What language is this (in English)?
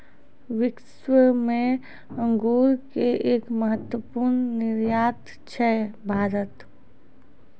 Maithili